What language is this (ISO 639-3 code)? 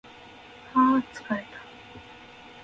jpn